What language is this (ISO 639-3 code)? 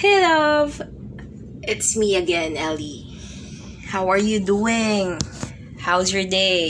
fil